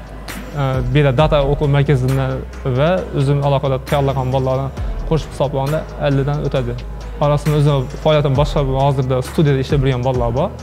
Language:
Indonesian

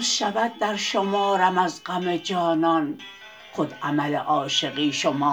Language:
Persian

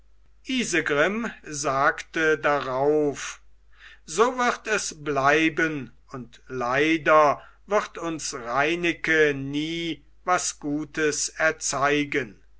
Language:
German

